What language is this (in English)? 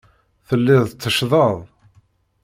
Kabyle